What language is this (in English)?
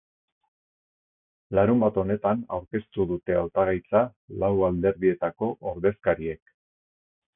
Basque